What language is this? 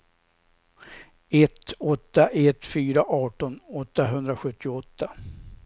Swedish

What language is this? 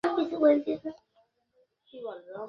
Bangla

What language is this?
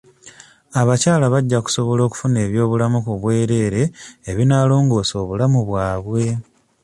Ganda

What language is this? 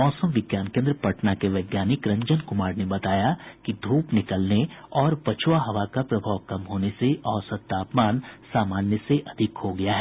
Hindi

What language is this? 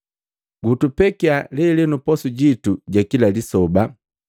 Matengo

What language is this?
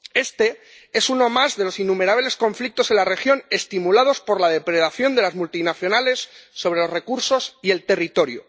Spanish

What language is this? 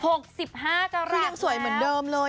Thai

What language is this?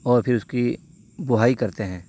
Urdu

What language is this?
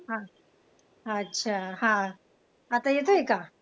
Marathi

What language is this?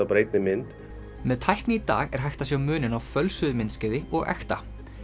Icelandic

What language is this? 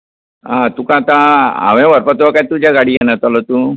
Konkani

